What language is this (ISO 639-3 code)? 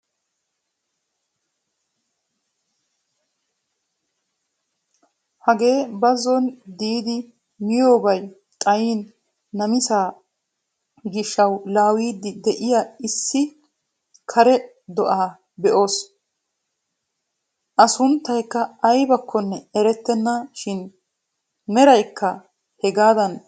wal